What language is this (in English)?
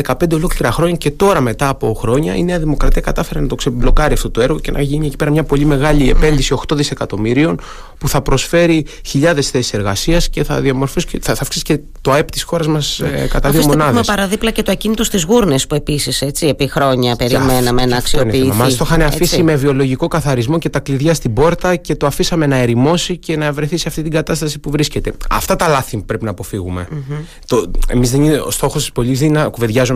Greek